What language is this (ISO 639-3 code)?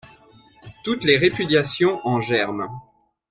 fra